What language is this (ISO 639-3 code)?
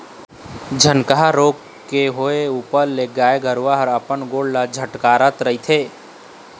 hne